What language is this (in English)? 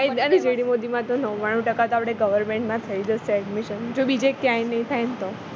Gujarati